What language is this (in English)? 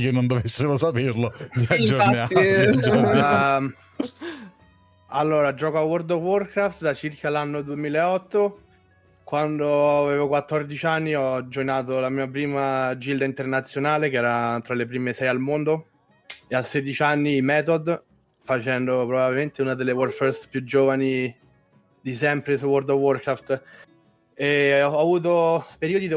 Italian